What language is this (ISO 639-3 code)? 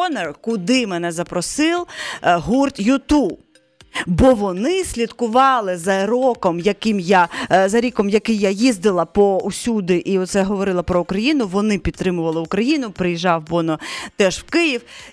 ukr